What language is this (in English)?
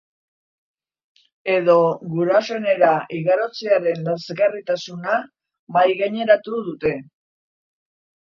Basque